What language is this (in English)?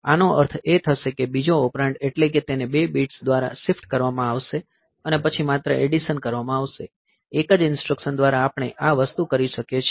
Gujarati